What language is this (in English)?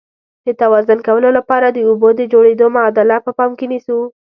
Pashto